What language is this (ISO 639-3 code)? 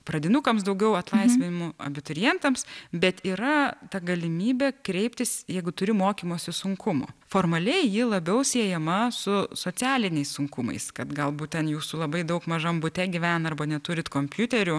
lit